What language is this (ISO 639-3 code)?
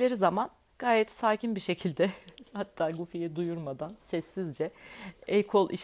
tur